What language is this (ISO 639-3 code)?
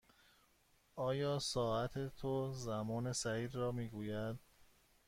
fas